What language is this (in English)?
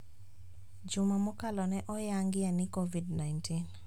Luo (Kenya and Tanzania)